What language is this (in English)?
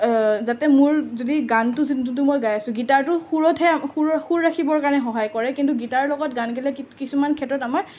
Assamese